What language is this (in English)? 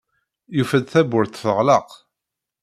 Kabyle